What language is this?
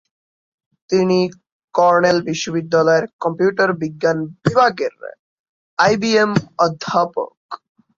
Bangla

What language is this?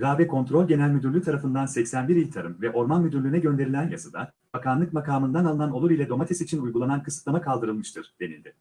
Turkish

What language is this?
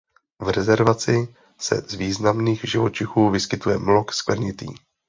Czech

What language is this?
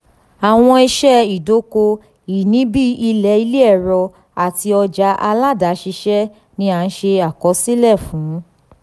Yoruba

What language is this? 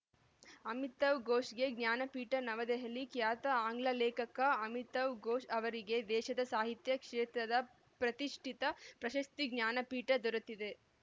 Kannada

